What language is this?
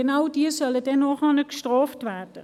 Swiss German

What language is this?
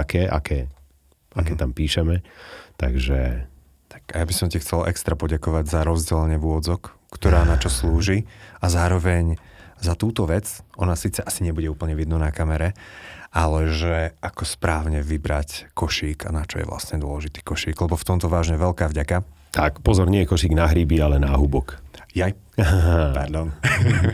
Slovak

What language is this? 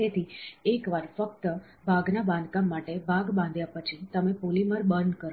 Gujarati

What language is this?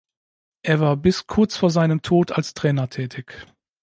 German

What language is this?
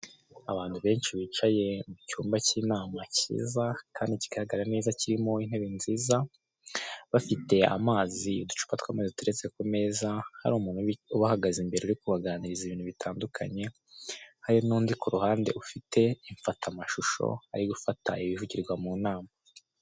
Kinyarwanda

